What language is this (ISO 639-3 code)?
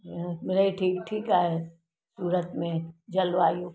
snd